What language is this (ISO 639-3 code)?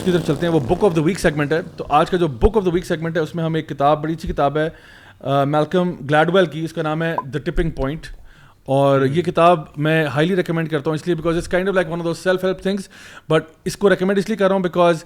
urd